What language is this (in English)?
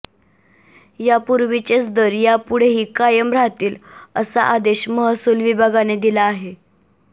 Marathi